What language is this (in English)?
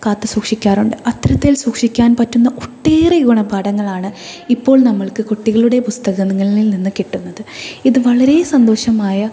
Malayalam